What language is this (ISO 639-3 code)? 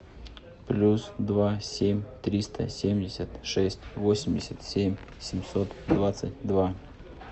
rus